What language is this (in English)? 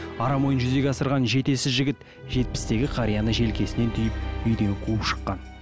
Kazakh